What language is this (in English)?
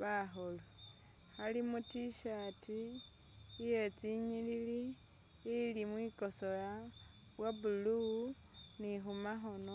Masaaba